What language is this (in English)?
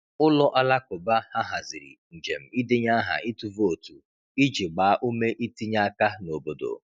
Igbo